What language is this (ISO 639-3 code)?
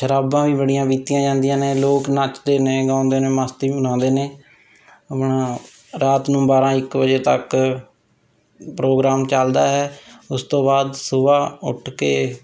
pan